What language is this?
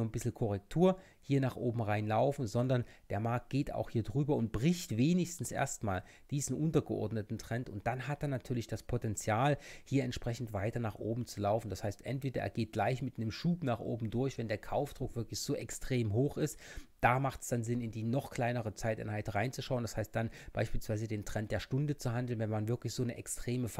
German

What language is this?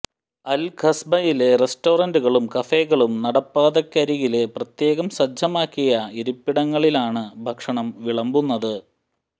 Malayalam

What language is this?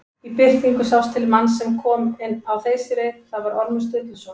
Icelandic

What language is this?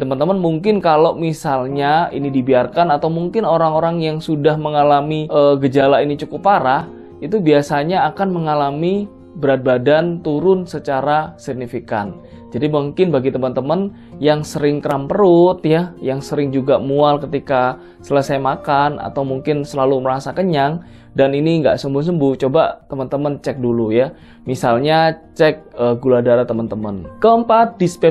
Indonesian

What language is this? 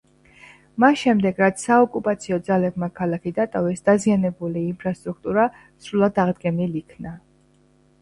Georgian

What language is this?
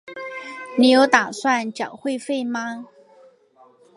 Chinese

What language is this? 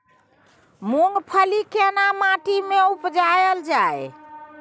Maithili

